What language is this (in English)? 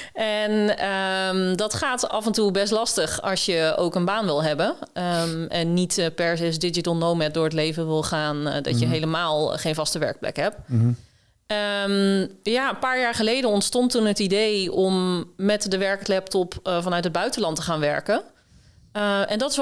Dutch